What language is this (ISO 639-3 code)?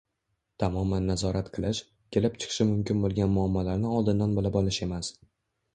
uzb